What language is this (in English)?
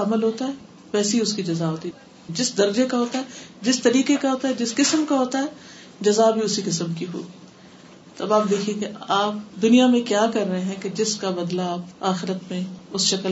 Urdu